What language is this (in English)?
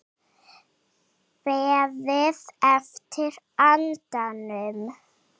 Icelandic